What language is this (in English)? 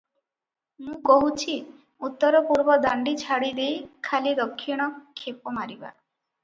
Odia